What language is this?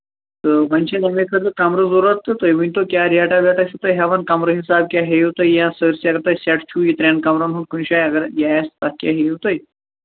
Kashmiri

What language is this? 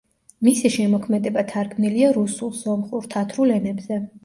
Georgian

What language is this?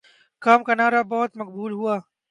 Urdu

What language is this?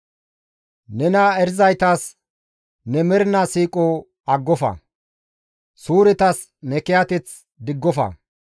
Gamo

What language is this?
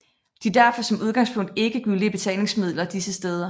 Danish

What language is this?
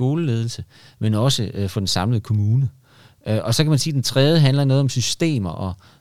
Danish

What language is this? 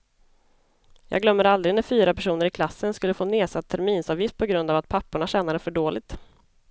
Swedish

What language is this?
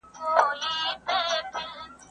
Pashto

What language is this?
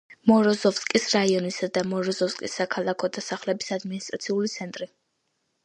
Georgian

